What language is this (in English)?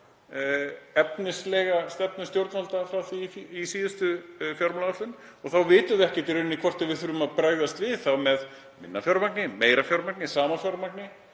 Icelandic